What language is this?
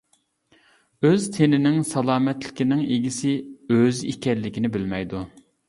Uyghur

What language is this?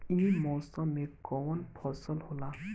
Bhojpuri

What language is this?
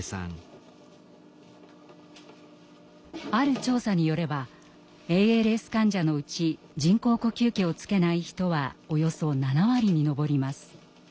Japanese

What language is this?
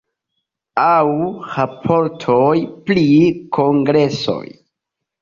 Esperanto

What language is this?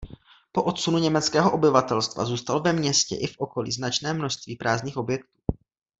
Czech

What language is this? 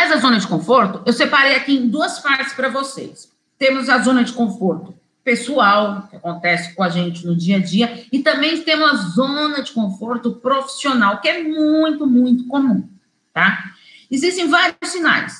Portuguese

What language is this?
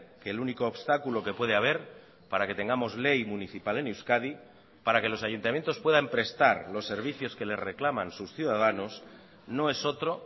Spanish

